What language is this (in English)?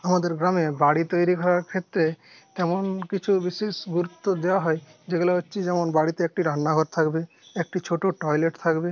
Bangla